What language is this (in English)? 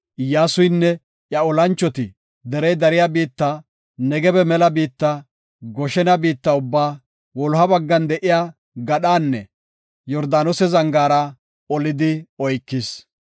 Gofa